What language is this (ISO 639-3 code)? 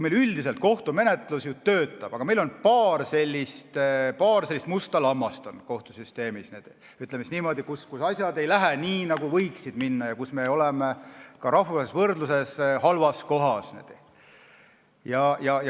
est